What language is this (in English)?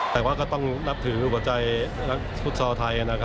Thai